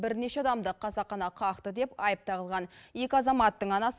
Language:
Kazakh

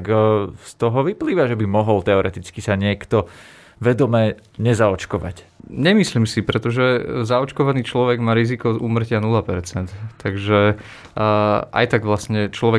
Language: Slovak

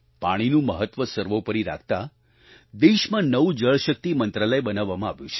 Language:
Gujarati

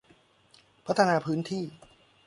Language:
Thai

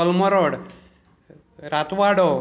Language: Konkani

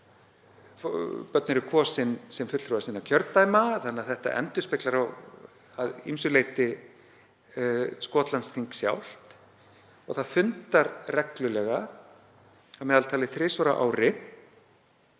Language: Icelandic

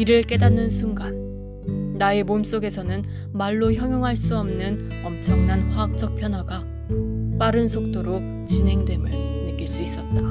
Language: Korean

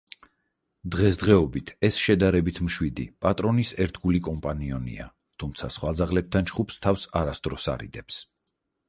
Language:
Georgian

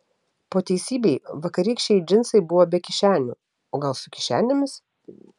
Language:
Lithuanian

